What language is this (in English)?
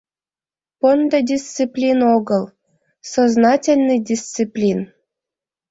Mari